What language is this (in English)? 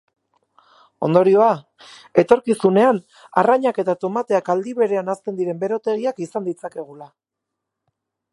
Basque